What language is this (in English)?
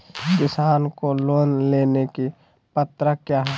Magahi